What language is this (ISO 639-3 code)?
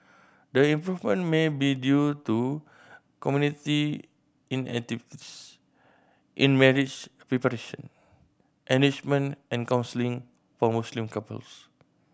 eng